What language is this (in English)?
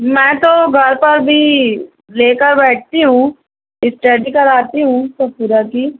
Urdu